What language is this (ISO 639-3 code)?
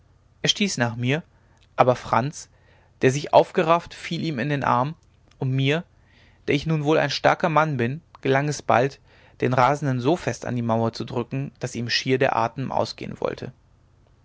deu